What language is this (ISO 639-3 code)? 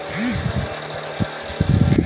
hin